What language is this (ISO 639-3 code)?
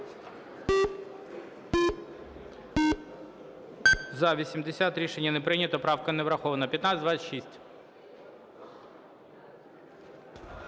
ukr